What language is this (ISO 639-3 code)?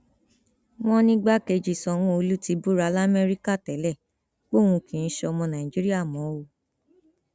yor